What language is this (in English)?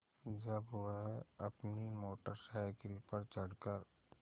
Hindi